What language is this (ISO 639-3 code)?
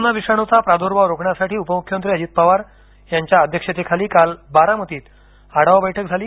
mar